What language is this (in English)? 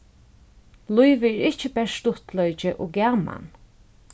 Faroese